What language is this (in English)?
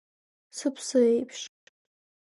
Abkhazian